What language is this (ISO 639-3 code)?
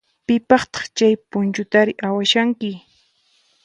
qxp